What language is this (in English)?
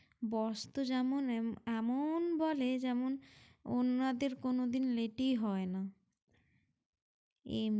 Bangla